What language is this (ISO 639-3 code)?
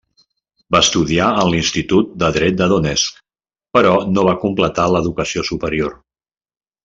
cat